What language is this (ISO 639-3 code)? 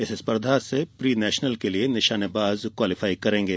hin